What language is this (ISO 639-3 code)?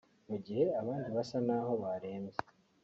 kin